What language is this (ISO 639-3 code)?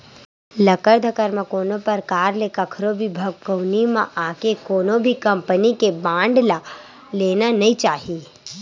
hne